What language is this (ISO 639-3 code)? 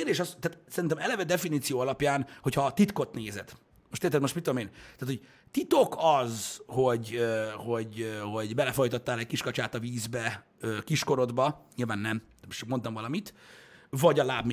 hun